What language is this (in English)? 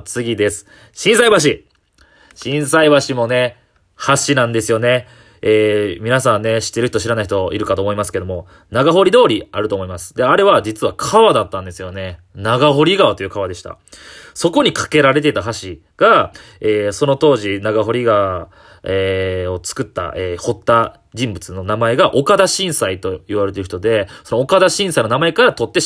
Japanese